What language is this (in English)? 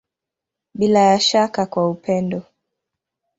Swahili